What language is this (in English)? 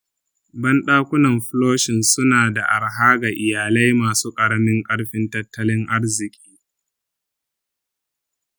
Hausa